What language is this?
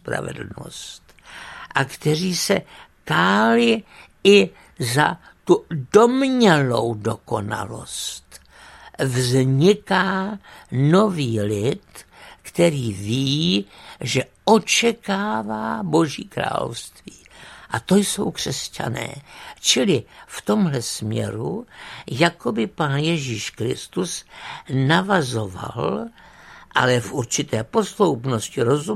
Czech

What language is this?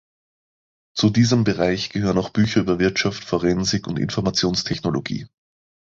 German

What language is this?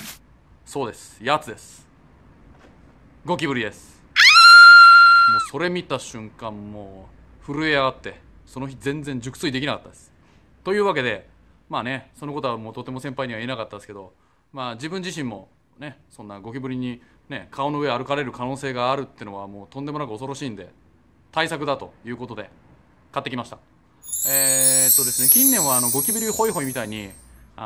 Japanese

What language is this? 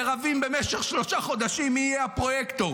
Hebrew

